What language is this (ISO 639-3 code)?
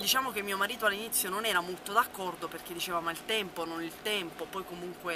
ita